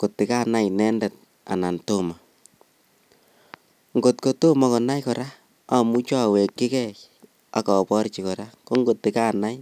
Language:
Kalenjin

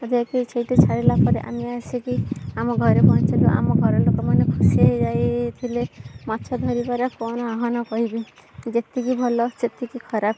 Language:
Odia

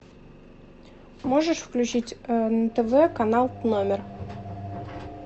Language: Russian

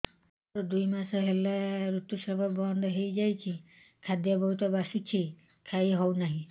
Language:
Odia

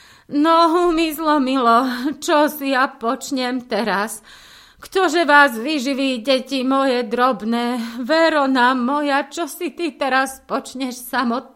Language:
Slovak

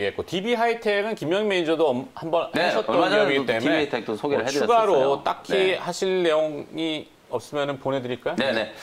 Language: Korean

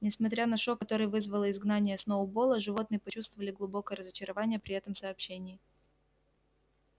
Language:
Russian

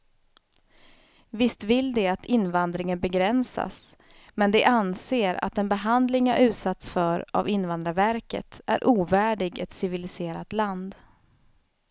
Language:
Swedish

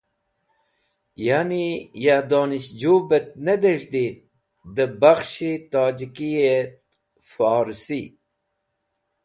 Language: Wakhi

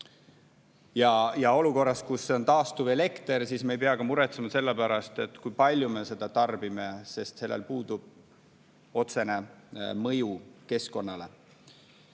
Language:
Estonian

